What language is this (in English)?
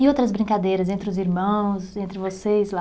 Portuguese